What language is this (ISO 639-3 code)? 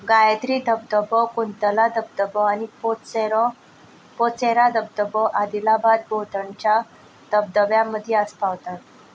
kok